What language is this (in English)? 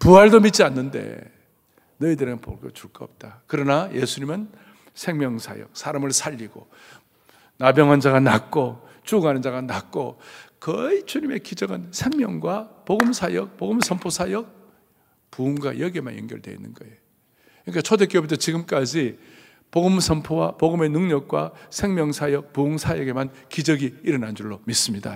Korean